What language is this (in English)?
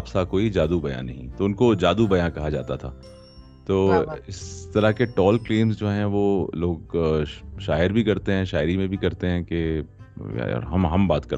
Urdu